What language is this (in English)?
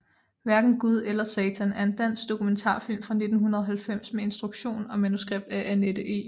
Danish